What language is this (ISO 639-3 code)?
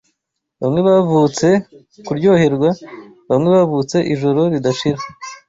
kin